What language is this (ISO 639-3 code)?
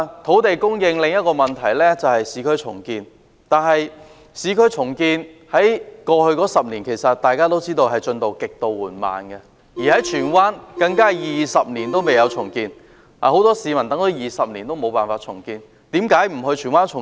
yue